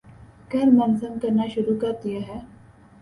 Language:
Urdu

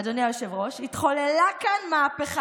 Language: Hebrew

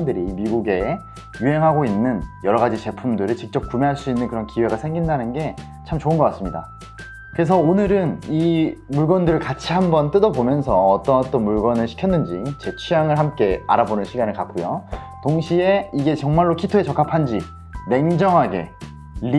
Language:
Korean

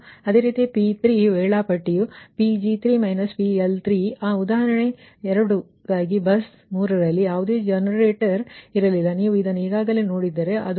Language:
Kannada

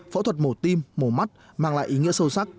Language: Vietnamese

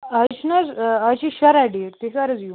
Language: Kashmiri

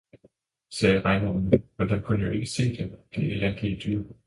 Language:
Danish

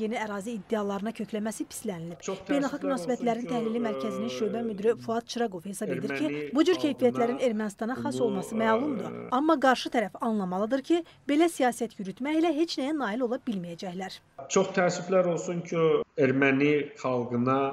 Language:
Turkish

